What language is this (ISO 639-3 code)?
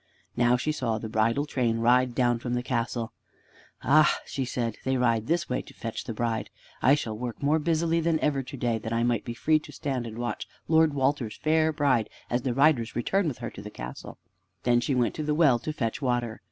eng